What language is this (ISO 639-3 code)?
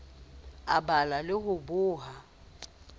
sot